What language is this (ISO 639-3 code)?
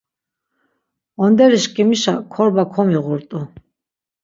lzz